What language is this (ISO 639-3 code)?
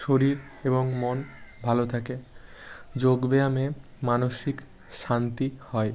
ben